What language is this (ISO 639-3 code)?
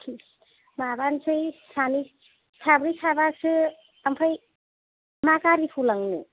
brx